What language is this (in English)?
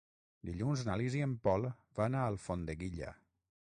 Catalan